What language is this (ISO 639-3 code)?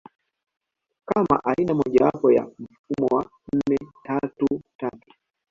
swa